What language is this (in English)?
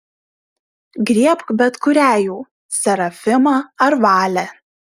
Lithuanian